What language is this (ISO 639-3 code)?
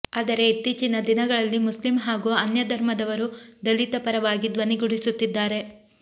kan